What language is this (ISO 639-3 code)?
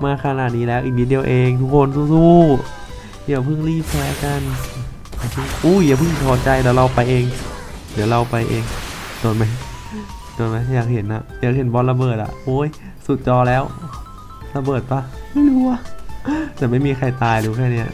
tha